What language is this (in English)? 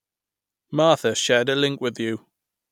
English